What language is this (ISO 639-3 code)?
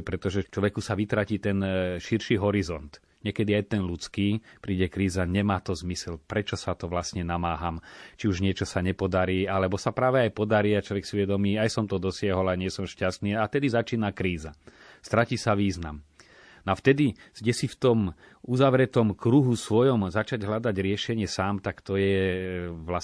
slk